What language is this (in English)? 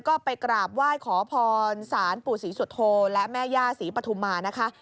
Thai